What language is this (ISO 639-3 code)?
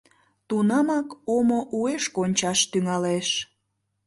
chm